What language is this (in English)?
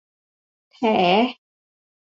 Thai